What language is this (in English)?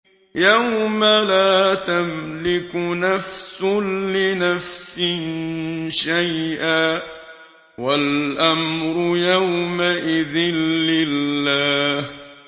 Arabic